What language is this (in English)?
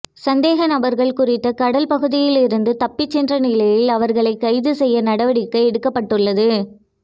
Tamil